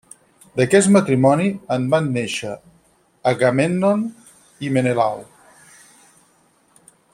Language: Catalan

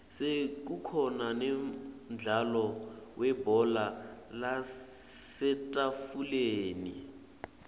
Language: Swati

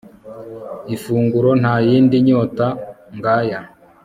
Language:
Kinyarwanda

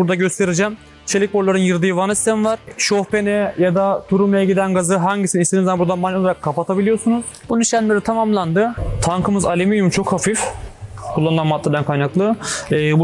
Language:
Turkish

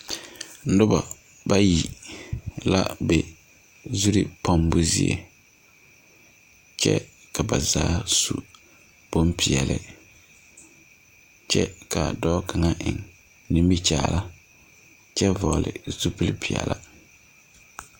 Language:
Southern Dagaare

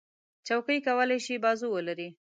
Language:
Pashto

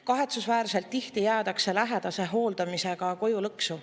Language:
Estonian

